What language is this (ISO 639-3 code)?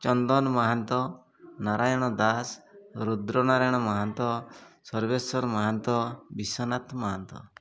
ori